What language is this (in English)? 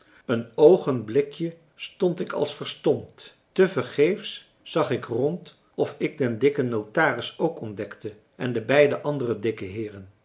Dutch